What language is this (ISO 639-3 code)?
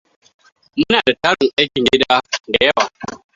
hau